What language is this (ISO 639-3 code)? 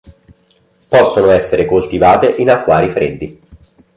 ita